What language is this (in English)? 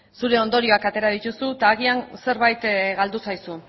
Basque